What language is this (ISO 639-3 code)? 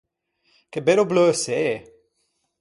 lij